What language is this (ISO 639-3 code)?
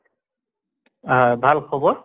asm